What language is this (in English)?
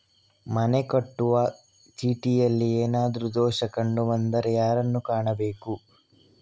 Kannada